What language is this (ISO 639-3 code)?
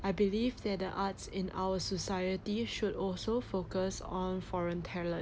eng